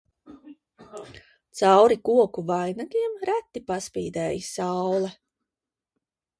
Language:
Latvian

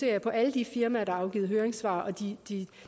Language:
Danish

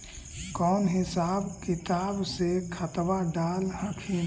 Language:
Magahi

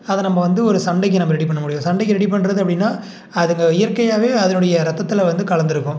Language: Tamil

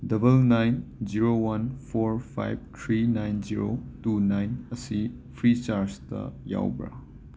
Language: Manipuri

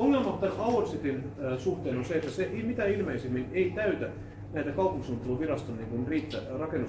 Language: Finnish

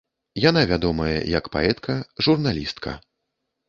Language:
Belarusian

